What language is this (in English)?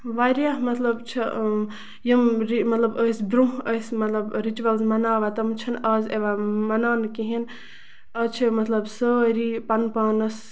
Kashmiri